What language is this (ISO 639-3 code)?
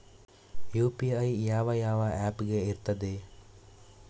kan